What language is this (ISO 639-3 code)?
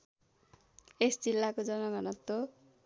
nep